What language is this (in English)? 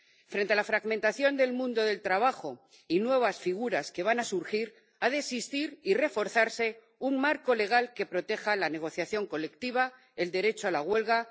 Spanish